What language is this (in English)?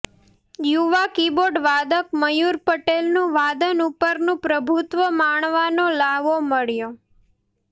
Gujarati